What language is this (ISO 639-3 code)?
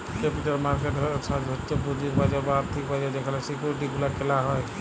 ben